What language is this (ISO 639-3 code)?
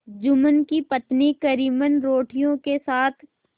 hin